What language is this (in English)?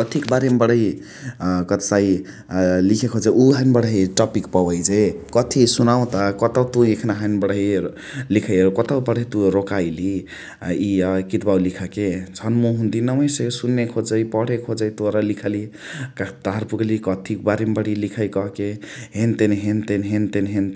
Chitwania Tharu